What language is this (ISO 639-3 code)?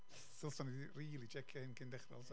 cym